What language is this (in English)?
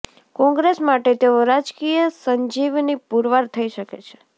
Gujarati